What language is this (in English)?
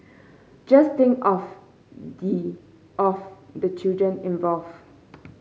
English